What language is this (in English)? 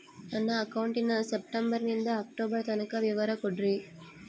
Kannada